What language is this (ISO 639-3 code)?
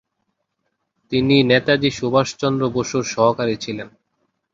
ben